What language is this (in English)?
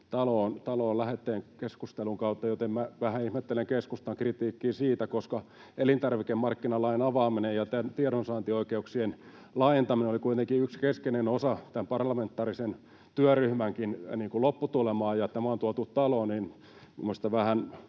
Finnish